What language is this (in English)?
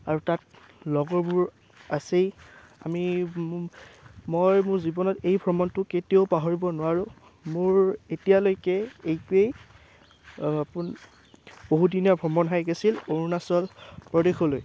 Assamese